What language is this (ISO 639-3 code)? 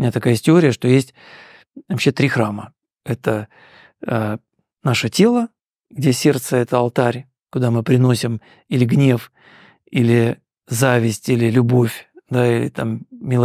rus